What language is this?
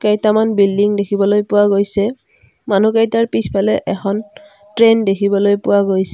Assamese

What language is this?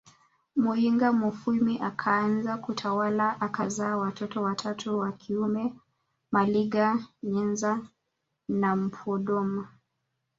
Swahili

